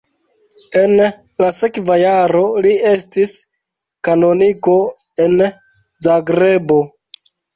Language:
Esperanto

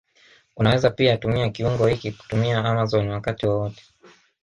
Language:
Swahili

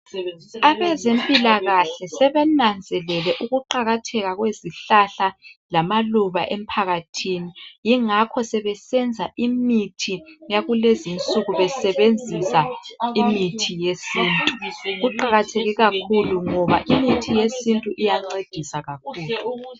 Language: North Ndebele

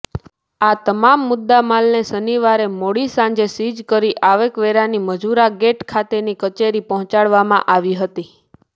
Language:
Gujarati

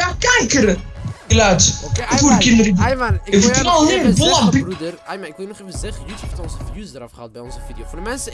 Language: Dutch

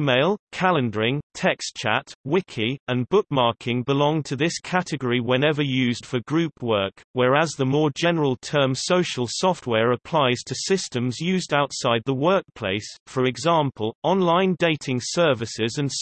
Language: English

